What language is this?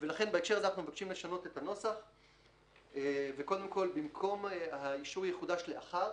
Hebrew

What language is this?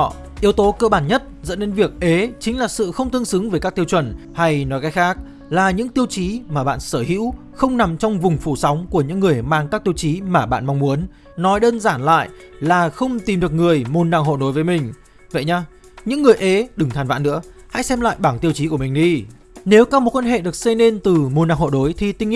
Vietnamese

